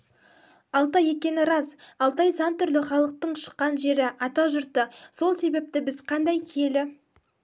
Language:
Kazakh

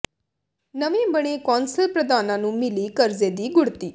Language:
Punjabi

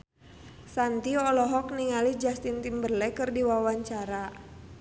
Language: Sundanese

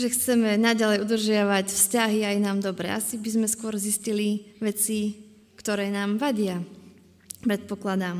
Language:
Slovak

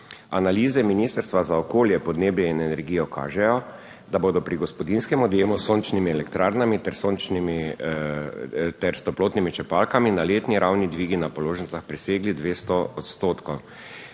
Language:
Slovenian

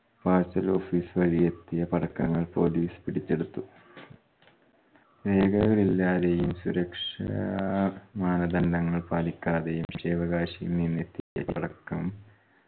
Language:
Malayalam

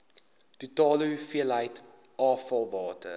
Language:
Afrikaans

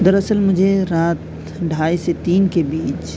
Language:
Urdu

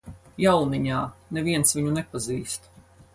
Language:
Latvian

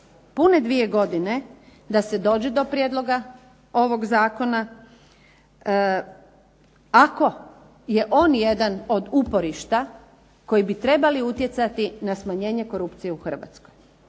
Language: Croatian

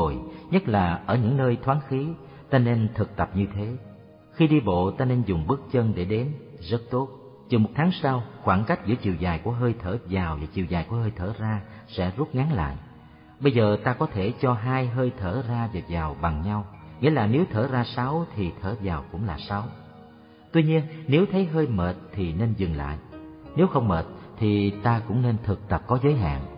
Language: Vietnamese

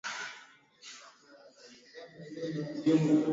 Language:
Swahili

